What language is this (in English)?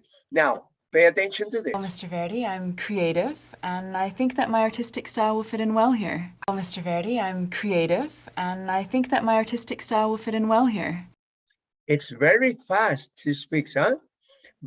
English